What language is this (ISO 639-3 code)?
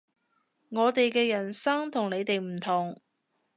yue